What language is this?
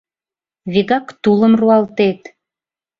Mari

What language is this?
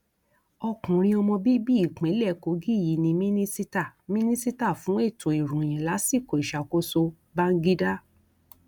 Yoruba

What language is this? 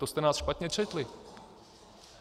Czech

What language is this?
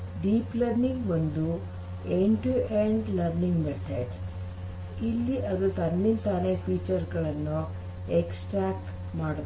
Kannada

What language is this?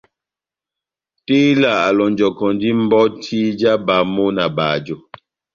Batanga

